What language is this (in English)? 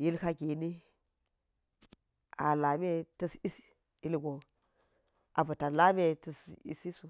Geji